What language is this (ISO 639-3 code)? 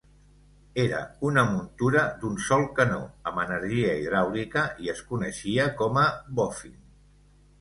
cat